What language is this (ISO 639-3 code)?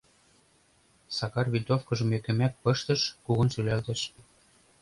chm